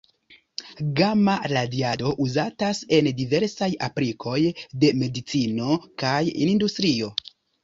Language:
Esperanto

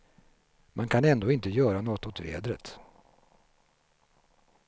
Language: Swedish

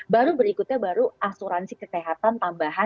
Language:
Indonesian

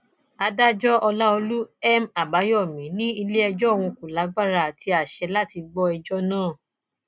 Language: Yoruba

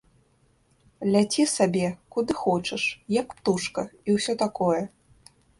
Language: Belarusian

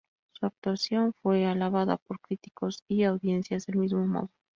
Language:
Spanish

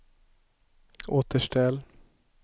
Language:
Swedish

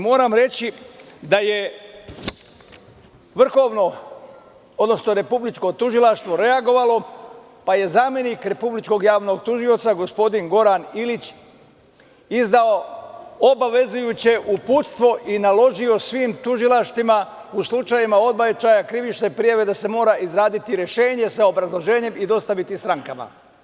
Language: Serbian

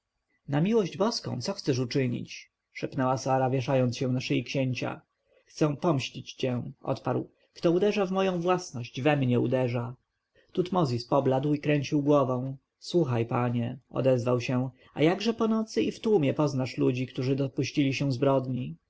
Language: Polish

